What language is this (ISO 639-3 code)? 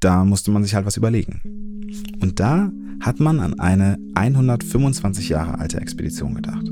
deu